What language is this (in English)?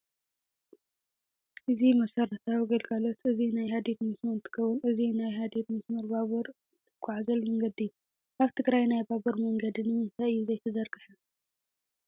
Tigrinya